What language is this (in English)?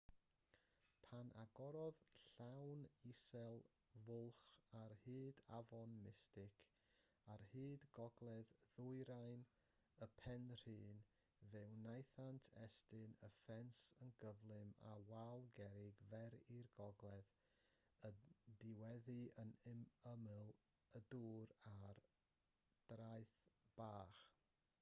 Welsh